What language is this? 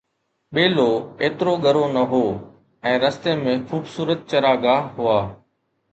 Sindhi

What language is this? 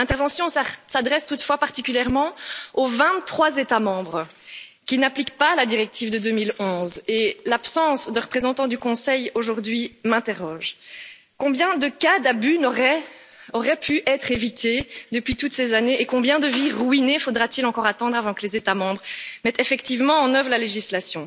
French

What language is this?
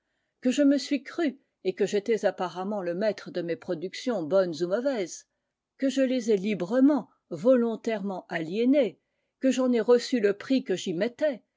French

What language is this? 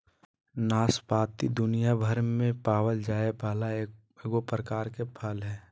Magahi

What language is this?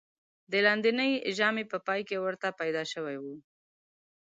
Pashto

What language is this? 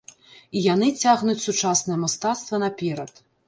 Belarusian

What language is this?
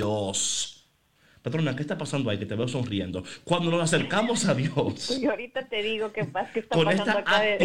Spanish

